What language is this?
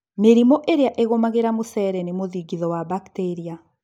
Kikuyu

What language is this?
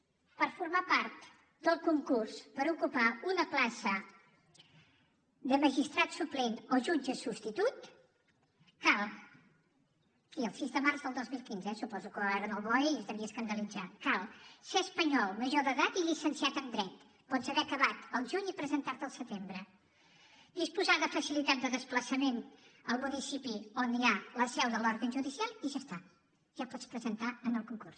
Catalan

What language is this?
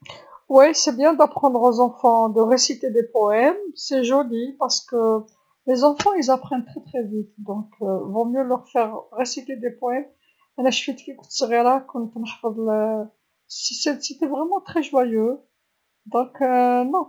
Algerian Arabic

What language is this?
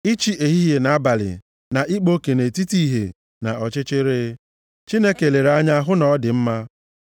Igbo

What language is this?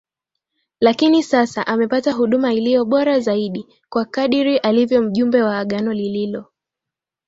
Swahili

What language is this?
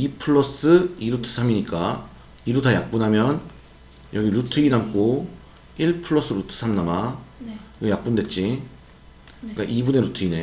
Korean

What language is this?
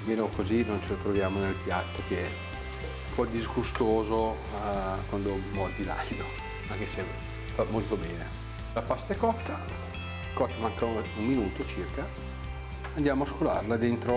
Italian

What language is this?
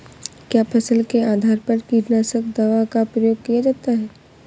Hindi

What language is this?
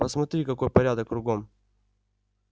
Russian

